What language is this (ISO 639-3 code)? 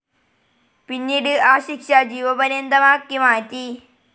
mal